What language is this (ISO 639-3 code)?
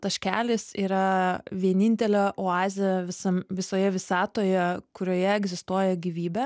lit